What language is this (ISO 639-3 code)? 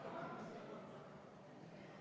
est